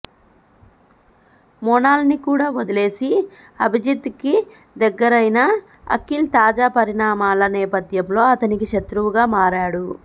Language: Telugu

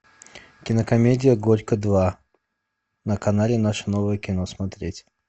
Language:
Russian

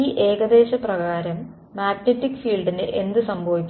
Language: Malayalam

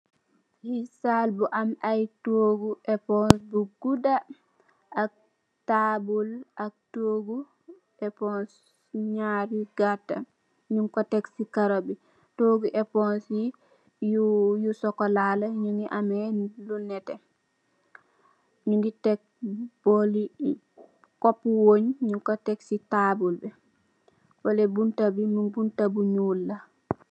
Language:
Wolof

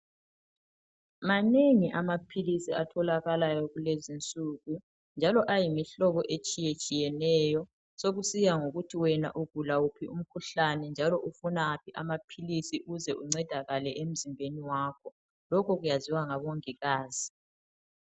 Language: North Ndebele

